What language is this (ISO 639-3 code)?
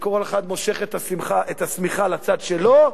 heb